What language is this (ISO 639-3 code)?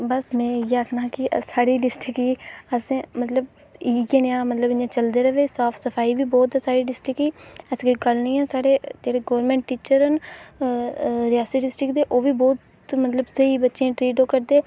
doi